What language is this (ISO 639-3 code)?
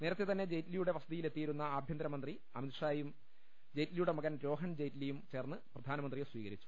mal